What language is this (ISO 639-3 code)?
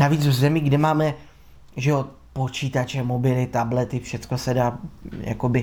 ces